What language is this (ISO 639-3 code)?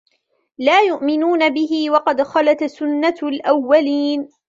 ara